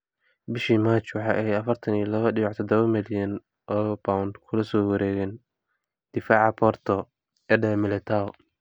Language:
Somali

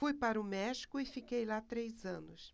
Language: Portuguese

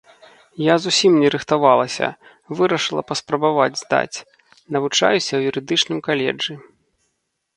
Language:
Belarusian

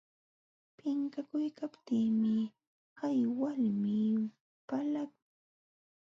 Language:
Jauja Wanca Quechua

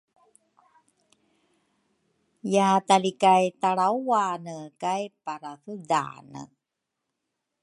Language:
Rukai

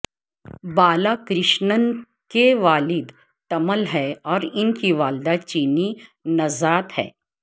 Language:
Urdu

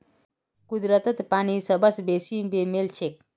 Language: Magahi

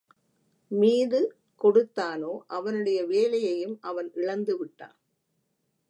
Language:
Tamil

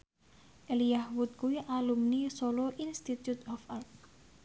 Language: Javanese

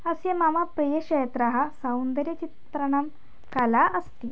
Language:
Sanskrit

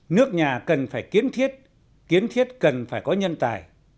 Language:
Vietnamese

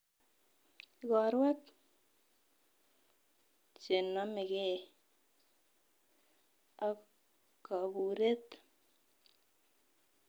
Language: Kalenjin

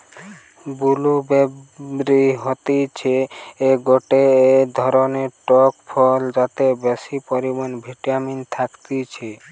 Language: Bangla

